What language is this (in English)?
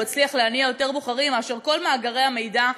Hebrew